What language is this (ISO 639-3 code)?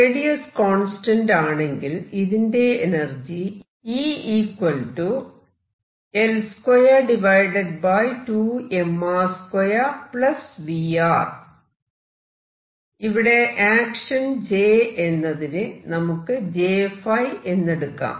mal